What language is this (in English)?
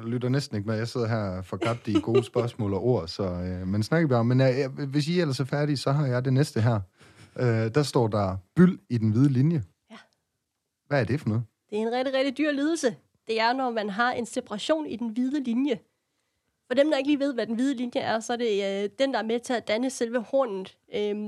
Danish